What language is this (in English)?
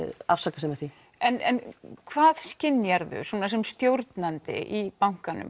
Icelandic